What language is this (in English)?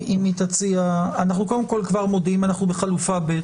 Hebrew